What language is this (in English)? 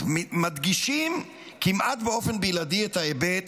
Hebrew